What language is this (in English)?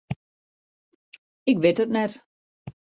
Western Frisian